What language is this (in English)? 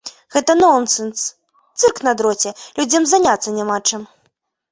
Belarusian